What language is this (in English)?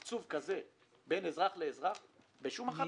Hebrew